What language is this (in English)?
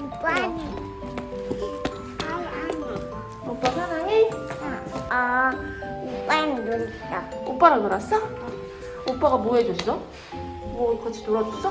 Korean